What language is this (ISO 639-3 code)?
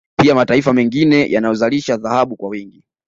swa